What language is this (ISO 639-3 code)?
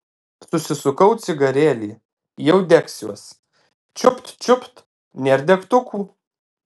lit